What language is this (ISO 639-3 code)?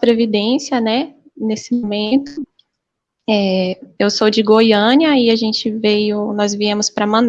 por